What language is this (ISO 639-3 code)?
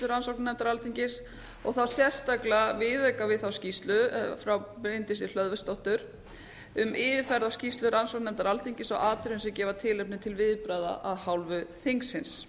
isl